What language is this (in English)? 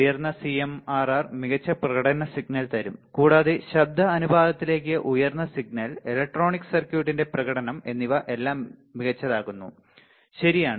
Malayalam